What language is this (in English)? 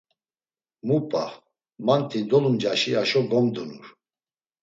Laz